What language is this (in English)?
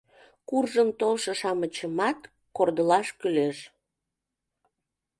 Mari